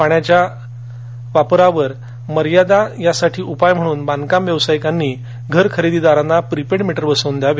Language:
Marathi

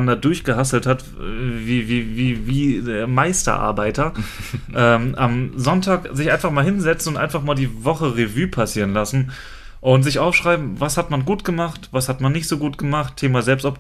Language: German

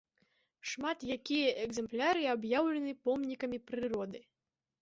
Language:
Belarusian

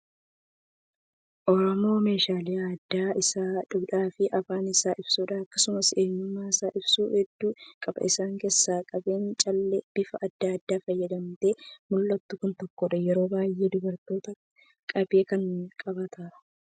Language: Oromo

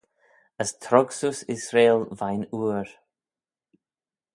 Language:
Manx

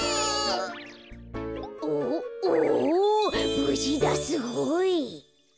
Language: Japanese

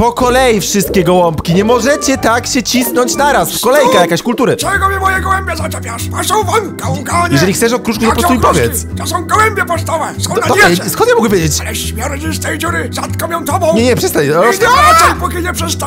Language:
Polish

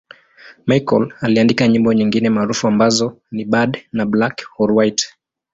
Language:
Swahili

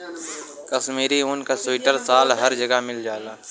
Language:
Bhojpuri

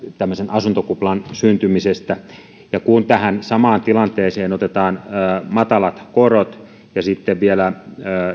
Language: Finnish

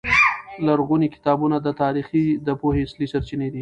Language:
Pashto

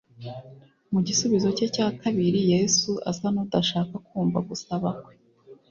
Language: Kinyarwanda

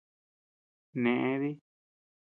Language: Tepeuxila Cuicatec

